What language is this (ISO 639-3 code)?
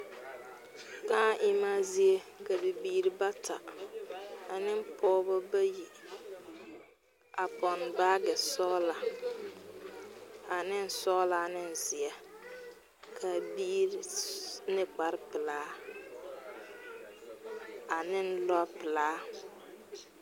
dga